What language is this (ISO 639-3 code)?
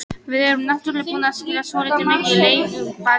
isl